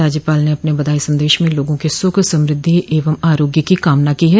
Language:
Hindi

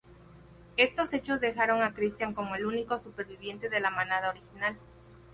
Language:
Spanish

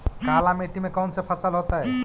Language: Magahi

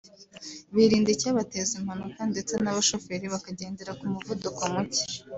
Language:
Kinyarwanda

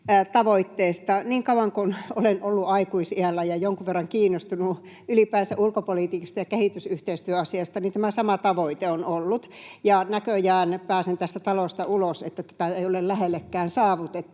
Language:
Finnish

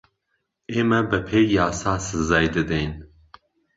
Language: Central Kurdish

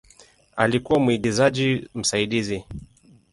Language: Swahili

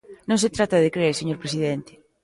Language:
Galician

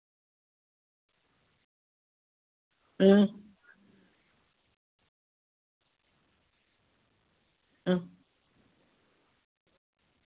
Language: Dogri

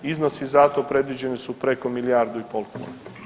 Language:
Croatian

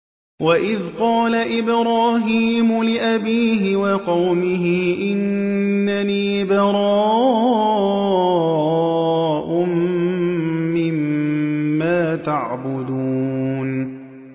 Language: Arabic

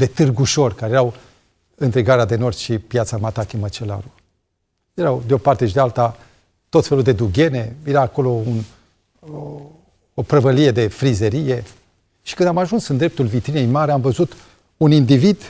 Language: Romanian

